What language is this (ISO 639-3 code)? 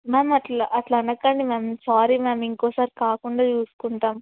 tel